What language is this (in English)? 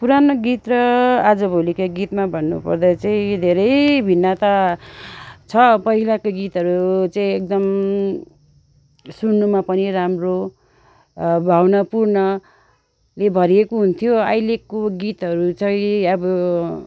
Nepali